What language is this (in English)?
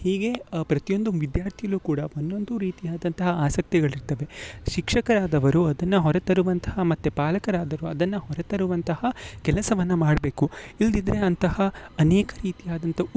Kannada